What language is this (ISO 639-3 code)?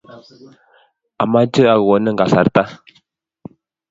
kln